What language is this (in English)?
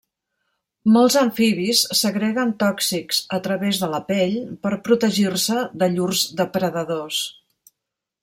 Catalan